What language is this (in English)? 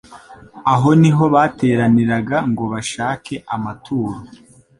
Kinyarwanda